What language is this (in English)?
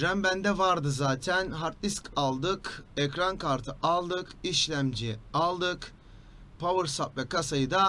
Turkish